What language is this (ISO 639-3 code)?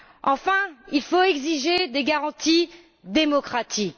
fra